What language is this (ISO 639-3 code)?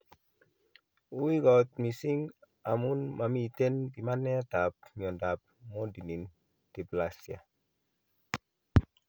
kln